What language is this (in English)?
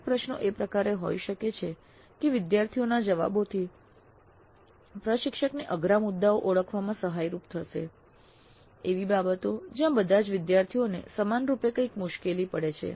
Gujarati